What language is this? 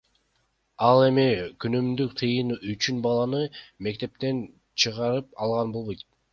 Kyrgyz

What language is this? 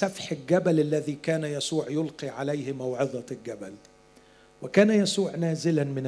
Arabic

